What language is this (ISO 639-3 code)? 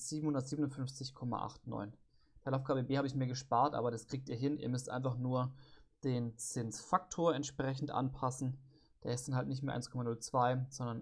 deu